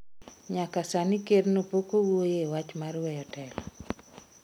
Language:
Luo (Kenya and Tanzania)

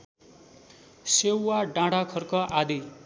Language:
Nepali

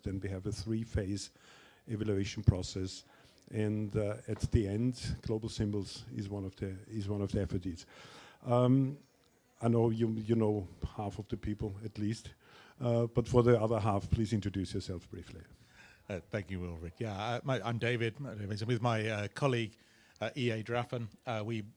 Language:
English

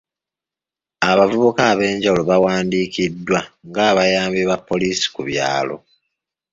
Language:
Ganda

